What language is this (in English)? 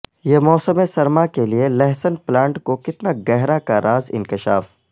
Urdu